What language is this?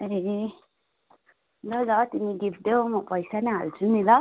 Nepali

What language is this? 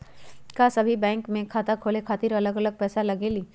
Magahi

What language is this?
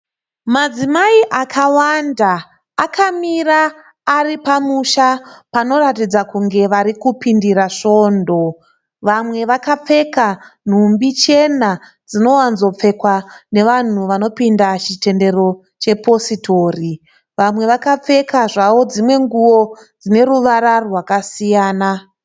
Shona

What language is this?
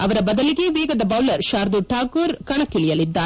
Kannada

